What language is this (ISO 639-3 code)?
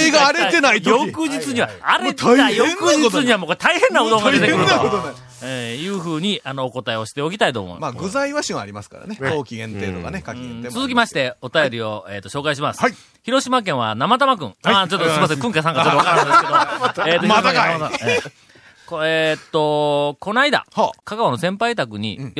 jpn